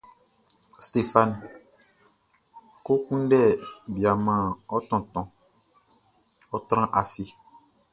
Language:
Baoulé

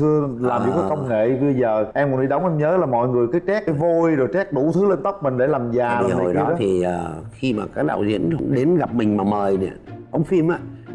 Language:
Vietnamese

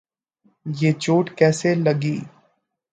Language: Urdu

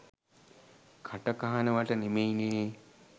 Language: Sinhala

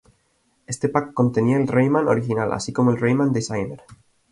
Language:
Spanish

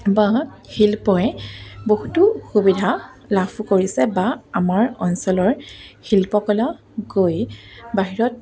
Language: Assamese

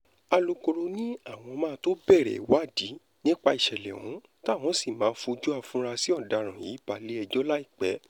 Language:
Yoruba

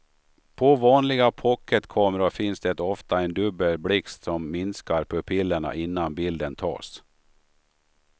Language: Swedish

